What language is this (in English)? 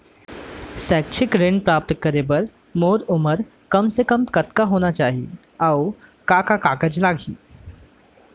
Chhattisgarhi